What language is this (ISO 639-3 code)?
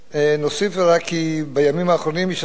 heb